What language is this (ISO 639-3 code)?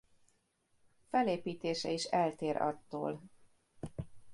hun